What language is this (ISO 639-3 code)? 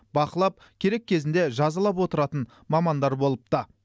kaz